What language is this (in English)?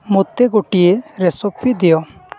Odia